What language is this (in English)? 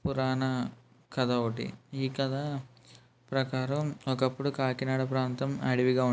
Telugu